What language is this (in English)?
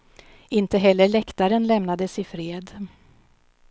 Swedish